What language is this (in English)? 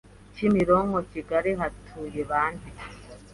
Kinyarwanda